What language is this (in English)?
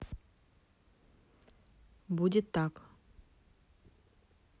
Russian